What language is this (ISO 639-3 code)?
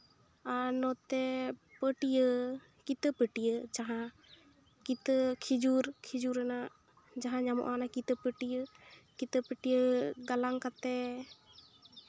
sat